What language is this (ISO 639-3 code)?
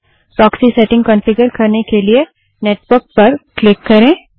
hin